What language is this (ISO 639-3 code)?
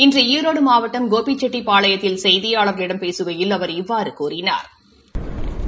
tam